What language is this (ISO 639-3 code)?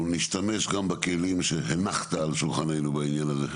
heb